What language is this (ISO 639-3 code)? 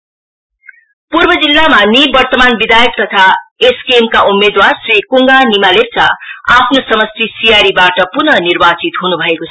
nep